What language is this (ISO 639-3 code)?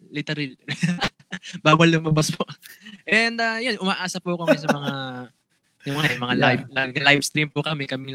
fil